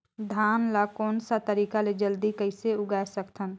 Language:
Chhattisgarhi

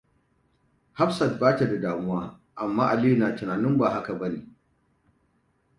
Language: Hausa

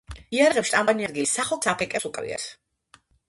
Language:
Georgian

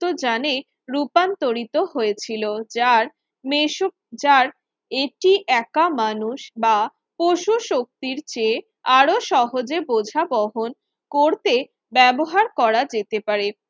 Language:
Bangla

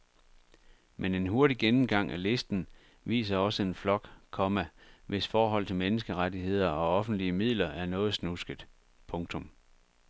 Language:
Danish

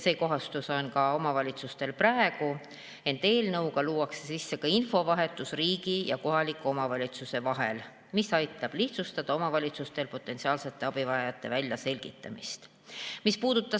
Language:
Estonian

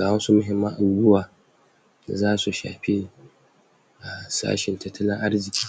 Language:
Hausa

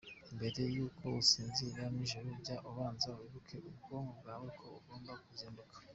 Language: Kinyarwanda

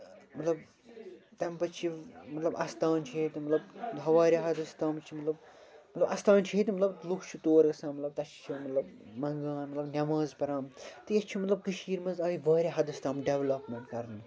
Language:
Kashmiri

